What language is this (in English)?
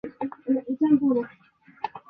Chinese